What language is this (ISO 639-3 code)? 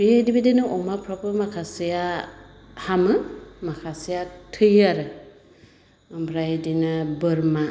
brx